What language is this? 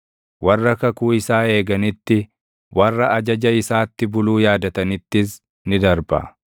Oromo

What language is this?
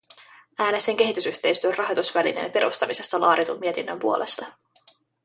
Finnish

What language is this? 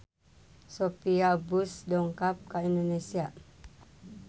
Sundanese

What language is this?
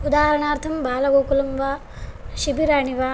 Sanskrit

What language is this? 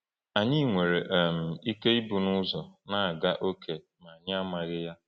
Igbo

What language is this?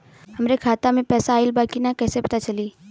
Bhojpuri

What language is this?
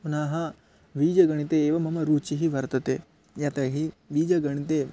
Sanskrit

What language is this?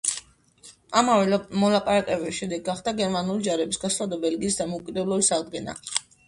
Georgian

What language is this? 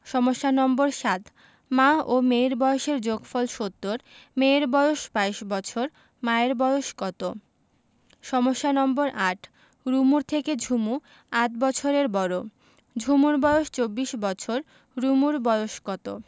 Bangla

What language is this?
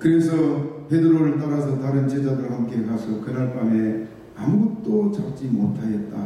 Korean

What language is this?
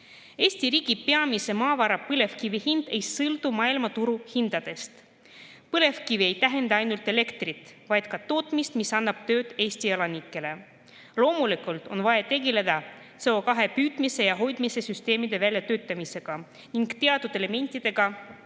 Estonian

